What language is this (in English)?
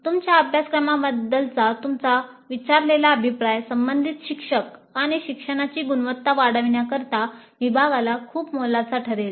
Marathi